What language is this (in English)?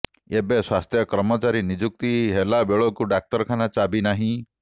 Odia